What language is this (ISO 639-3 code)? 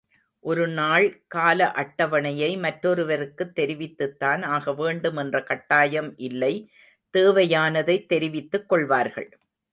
tam